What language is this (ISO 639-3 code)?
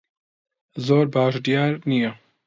ckb